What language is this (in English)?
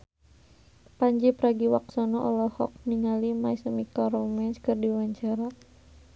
Sundanese